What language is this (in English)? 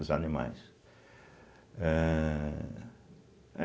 Portuguese